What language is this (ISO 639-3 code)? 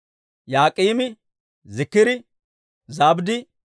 dwr